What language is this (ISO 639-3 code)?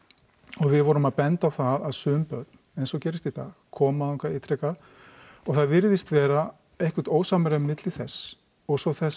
isl